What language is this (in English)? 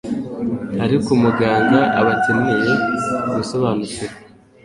Kinyarwanda